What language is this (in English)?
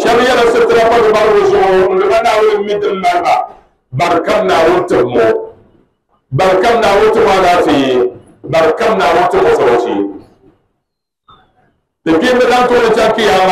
Arabic